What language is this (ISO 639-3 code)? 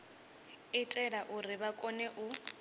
ven